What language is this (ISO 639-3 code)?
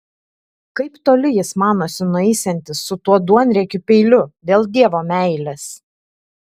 lit